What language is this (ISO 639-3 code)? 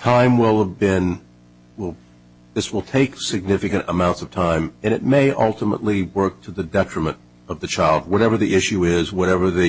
eng